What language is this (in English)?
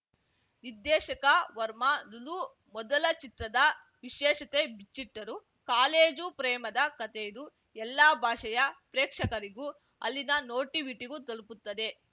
Kannada